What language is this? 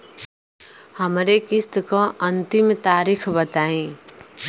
Bhojpuri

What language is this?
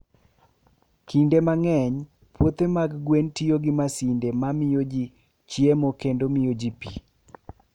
Luo (Kenya and Tanzania)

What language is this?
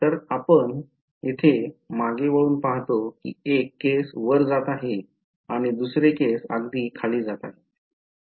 Marathi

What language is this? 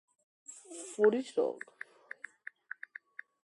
Georgian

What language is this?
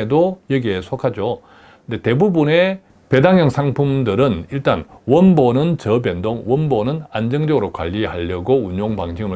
Korean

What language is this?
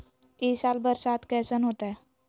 Magahi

